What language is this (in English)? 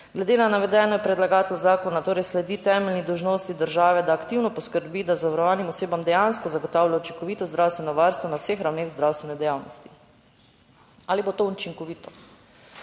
Slovenian